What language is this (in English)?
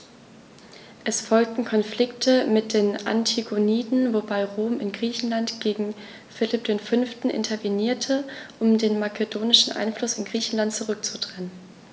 German